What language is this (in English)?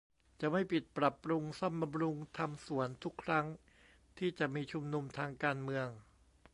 Thai